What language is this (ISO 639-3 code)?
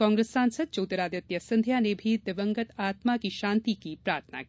hin